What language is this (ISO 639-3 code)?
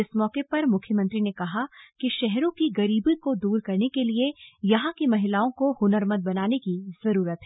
hin